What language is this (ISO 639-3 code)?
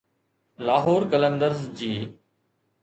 snd